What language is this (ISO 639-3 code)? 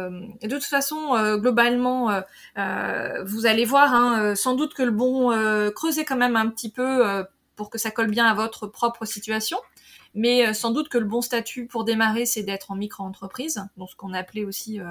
fra